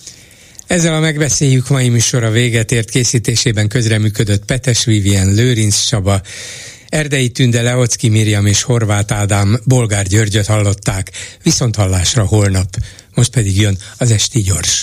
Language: Hungarian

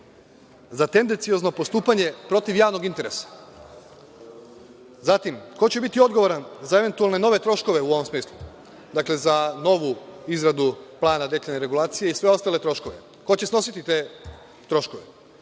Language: Serbian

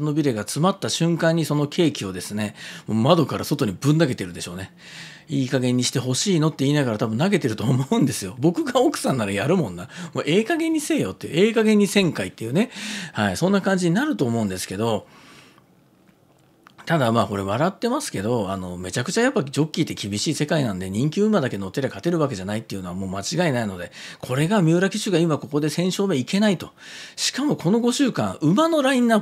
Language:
Japanese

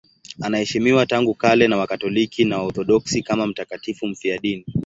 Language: Swahili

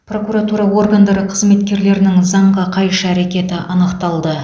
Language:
Kazakh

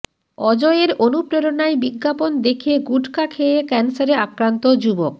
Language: Bangla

